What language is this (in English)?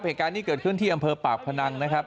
Thai